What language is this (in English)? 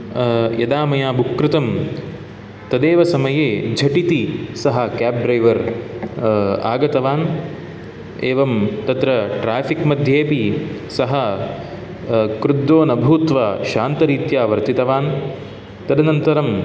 Sanskrit